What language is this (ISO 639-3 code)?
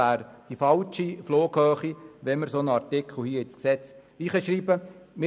gsw